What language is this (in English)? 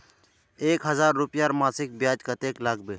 Magahi